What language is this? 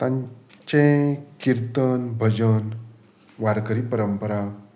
Konkani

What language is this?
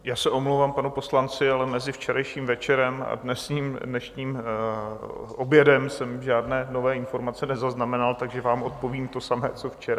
Czech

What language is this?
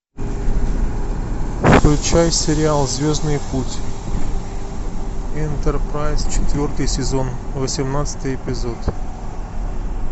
Russian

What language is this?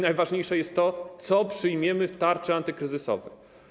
Polish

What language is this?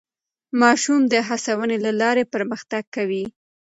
Pashto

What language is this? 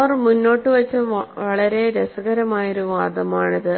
Malayalam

